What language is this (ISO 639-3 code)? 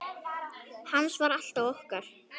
isl